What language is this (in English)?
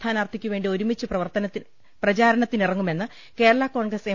Malayalam